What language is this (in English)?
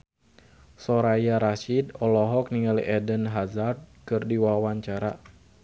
Sundanese